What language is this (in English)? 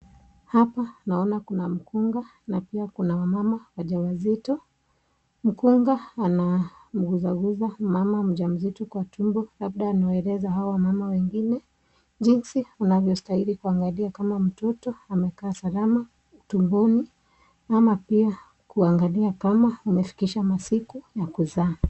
Swahili